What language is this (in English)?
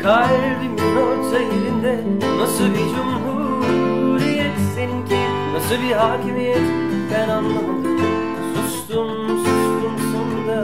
Turkish